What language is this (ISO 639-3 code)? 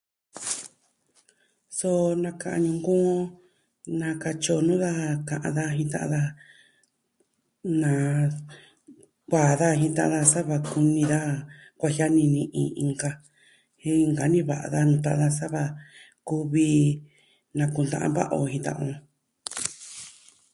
meh